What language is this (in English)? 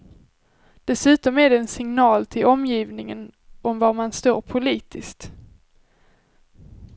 Swedish